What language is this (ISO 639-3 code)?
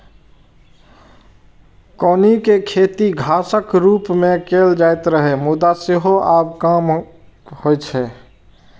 mai